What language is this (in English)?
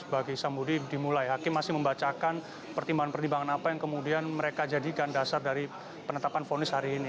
Indonesian